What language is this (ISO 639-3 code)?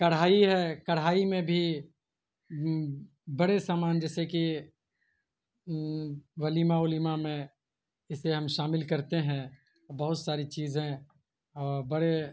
urd